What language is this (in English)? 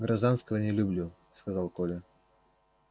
Russian